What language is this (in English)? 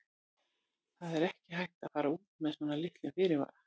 Icelandic